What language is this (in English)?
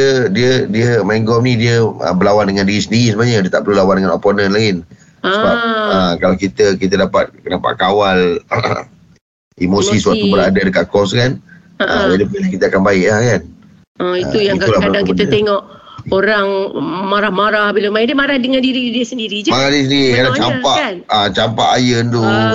Malay